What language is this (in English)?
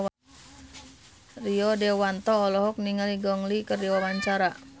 Sundanese